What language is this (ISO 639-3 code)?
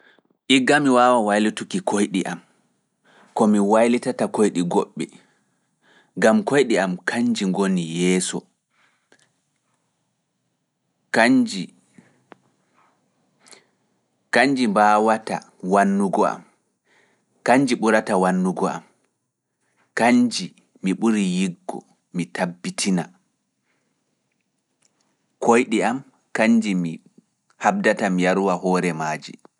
ful